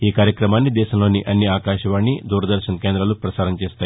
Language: Telugu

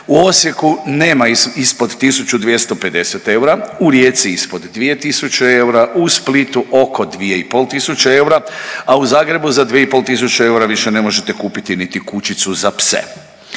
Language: Croatian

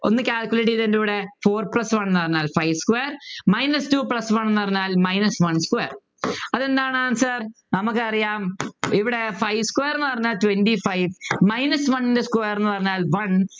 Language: Malayalam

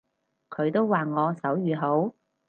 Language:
Cantonese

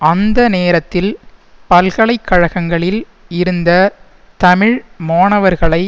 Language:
Tamil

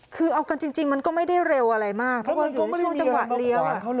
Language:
Thai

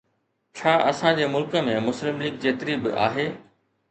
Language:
Sindhi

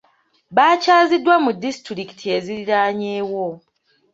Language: Ganda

